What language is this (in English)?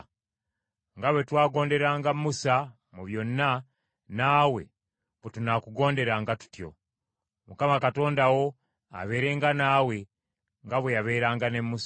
Ganda